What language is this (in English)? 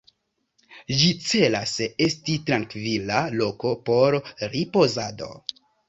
Esperanto